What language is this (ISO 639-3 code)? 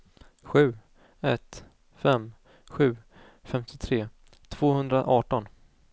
swe